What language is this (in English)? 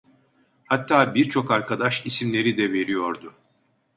Turkish